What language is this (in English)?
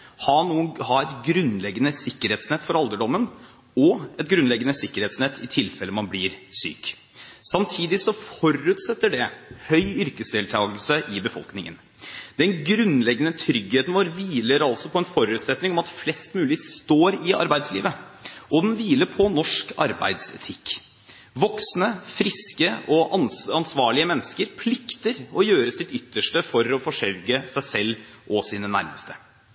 Norwegian Bokmål